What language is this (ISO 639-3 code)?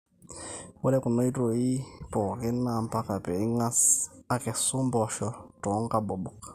mas